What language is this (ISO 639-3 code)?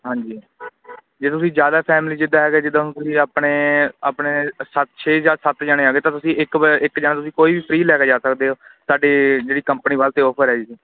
pan